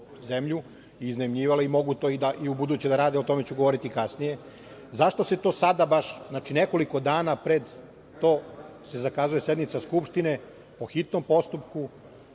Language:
Serbian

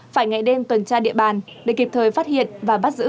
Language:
Vietnamese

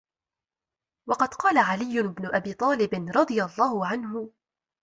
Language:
Arabic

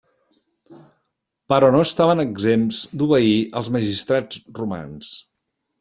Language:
Catalan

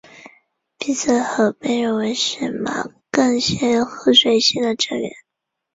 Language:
Chinese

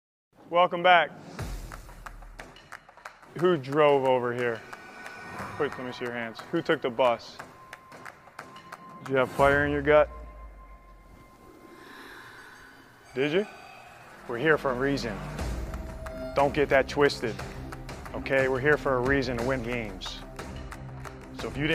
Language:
English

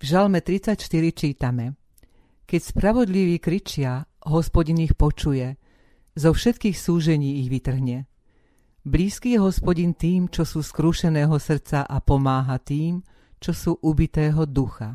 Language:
Slovak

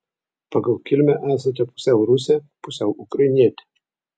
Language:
Lithuanian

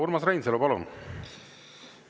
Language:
Estonian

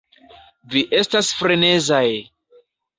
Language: Esperanto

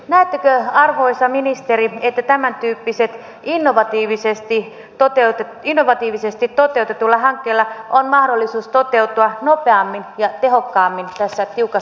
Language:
Finnish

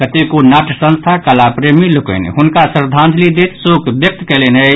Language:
Maithili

